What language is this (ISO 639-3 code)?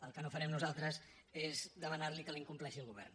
cat